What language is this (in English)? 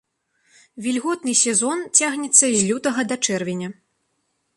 Belarusian